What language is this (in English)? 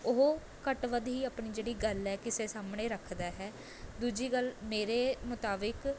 Punjabi